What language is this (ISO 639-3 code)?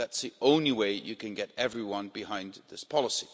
eng